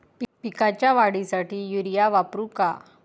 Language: Marathi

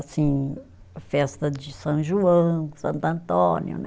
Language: Portuguese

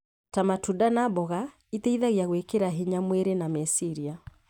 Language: Kikuyu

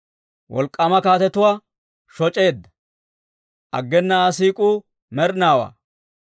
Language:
Dawro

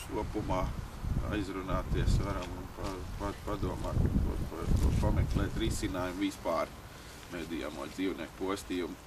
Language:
Latvian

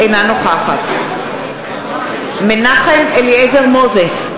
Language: Hebrew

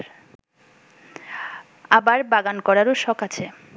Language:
Bangla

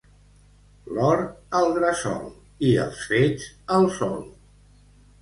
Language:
Catalan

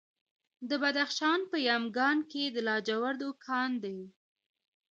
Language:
Pashto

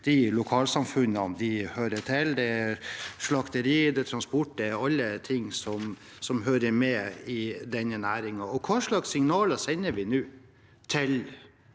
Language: Norwegian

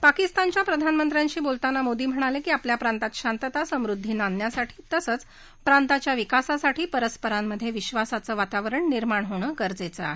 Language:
Marathi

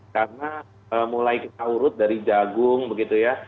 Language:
Indonesian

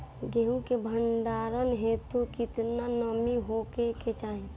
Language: Bhojpuri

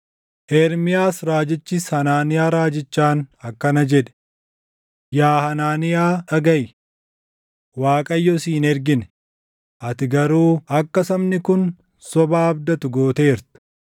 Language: Oromo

